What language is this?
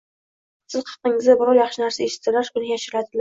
Uzbek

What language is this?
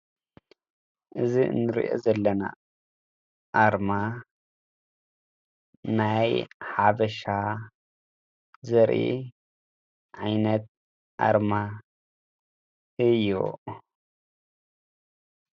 Tigrinya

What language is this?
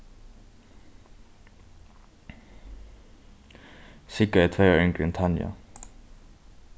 Faroese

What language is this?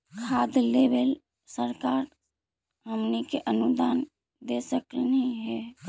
Magahi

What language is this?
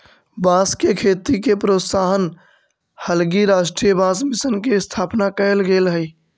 Magahi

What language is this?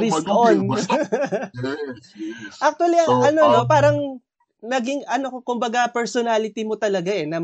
Filipino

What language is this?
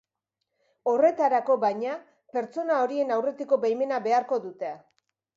Basque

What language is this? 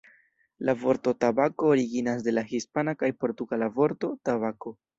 Esperanto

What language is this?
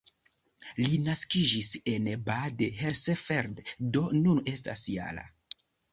Esperanto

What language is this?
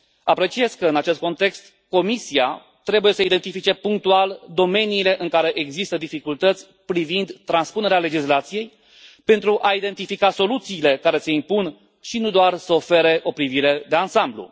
Romanian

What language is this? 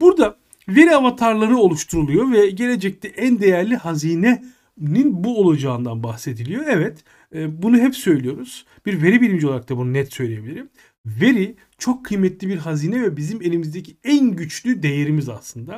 Turkish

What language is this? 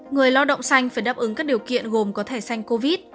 Vietnamese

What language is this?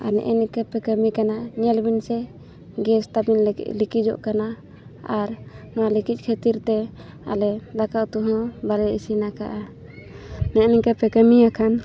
Santali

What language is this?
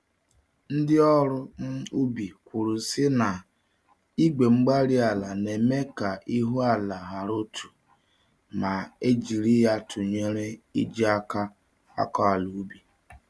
Igbo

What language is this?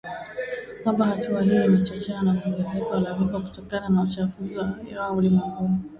Swahili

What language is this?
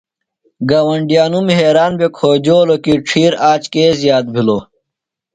Phalura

